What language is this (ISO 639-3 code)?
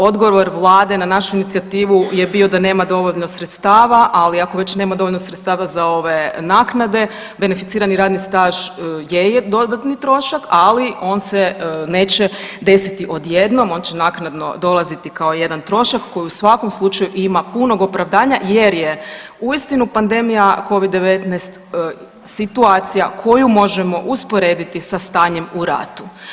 hrv